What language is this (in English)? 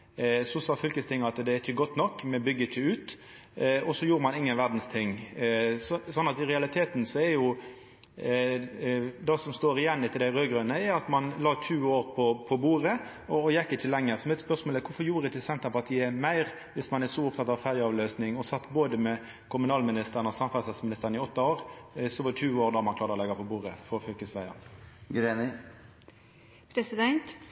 Norwegian Nynorsk